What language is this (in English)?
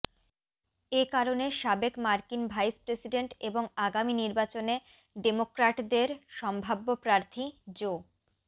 Bangla